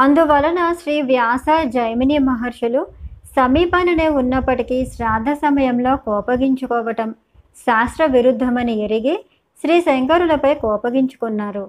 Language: Telugu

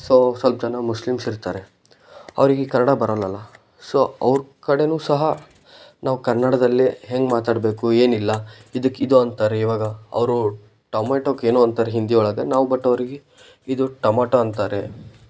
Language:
Kannada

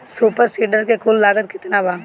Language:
Bhojpuri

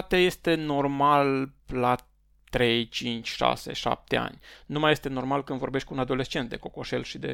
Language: Romanian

